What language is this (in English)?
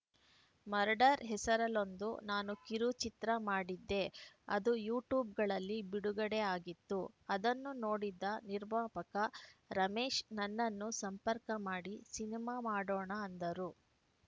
Kannada